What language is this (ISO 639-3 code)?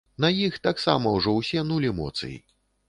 bel